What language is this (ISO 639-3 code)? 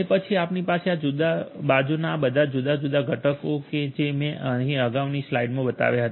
guj